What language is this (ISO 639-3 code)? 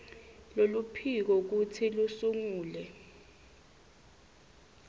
ssw